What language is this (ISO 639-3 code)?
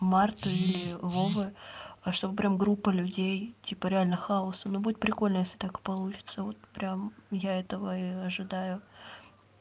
rus